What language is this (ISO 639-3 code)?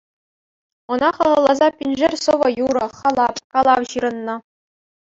chv